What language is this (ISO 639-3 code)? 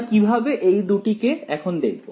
ben